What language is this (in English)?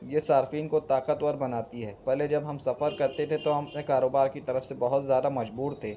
Urdu